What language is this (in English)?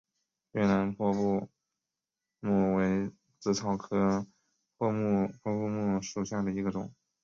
Chinese